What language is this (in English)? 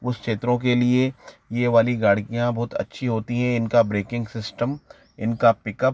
Hindi